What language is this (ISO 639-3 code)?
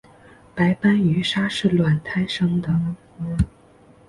zho